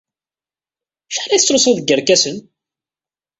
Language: Kabyle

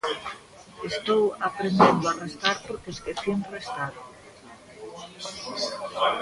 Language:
Galician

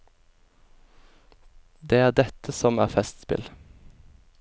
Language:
Norwegian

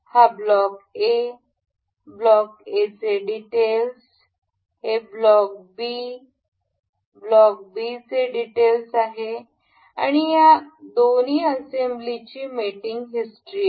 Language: Marathi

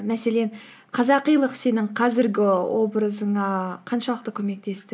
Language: Kazakh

